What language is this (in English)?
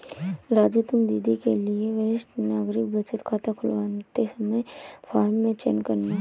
Hindi